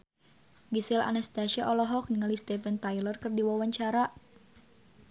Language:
Sundanese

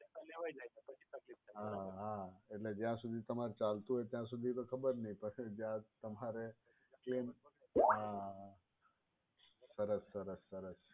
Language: Gujarati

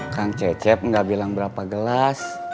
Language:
Indonesian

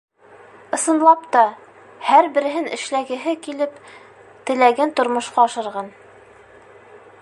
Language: Bashkir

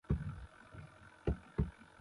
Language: Kohistani Shina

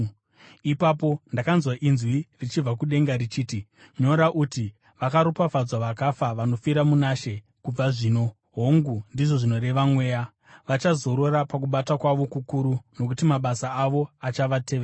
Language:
Shona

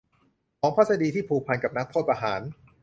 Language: Thai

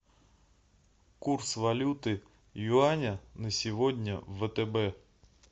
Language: Russian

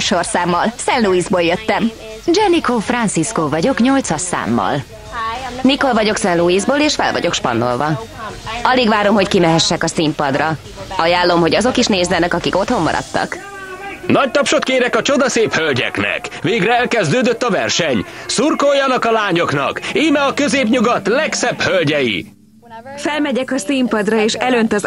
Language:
Hungarian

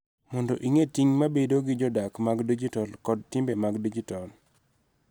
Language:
Luo (Kenya and Tanzania)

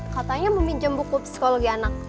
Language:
Indonesian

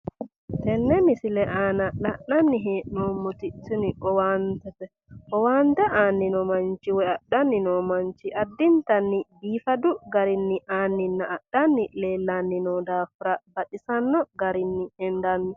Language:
Sidamo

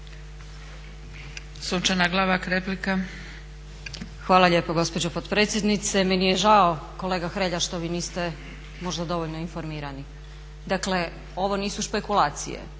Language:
Croatian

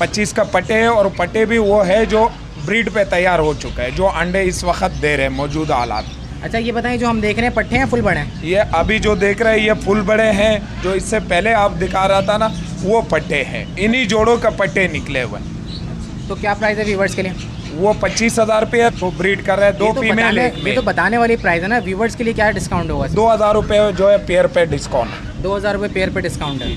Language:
Hindi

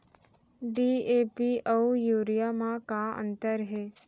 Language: Chhattisgarhi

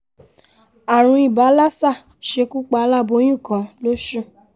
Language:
Yoruba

